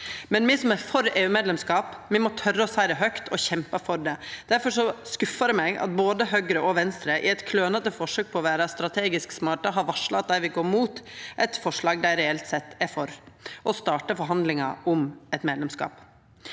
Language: Norwegian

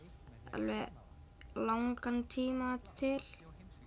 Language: Icelandic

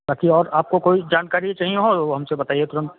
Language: Hindi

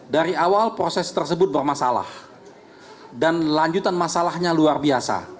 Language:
Indonesian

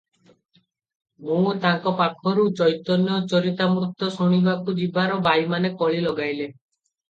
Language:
Odia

